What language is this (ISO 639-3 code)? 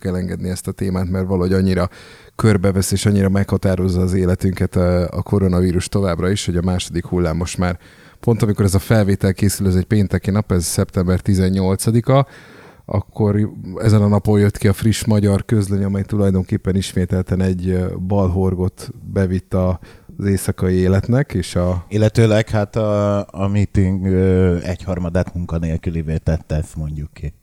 hun